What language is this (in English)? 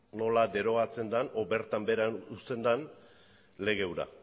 Basque